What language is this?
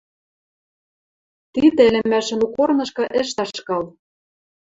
Western Mari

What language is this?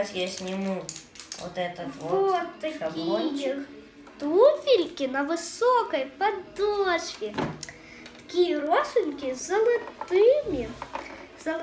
Russian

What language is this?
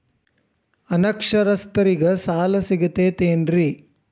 Kannada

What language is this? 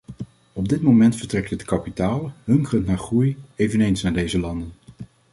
Dutch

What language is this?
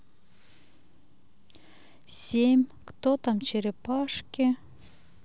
Russian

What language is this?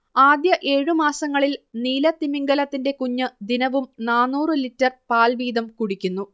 Malayalam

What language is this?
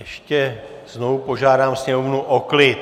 Czech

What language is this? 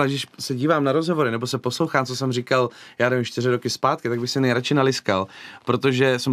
Czech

